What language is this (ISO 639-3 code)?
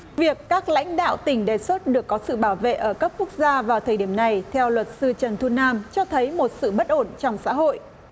vie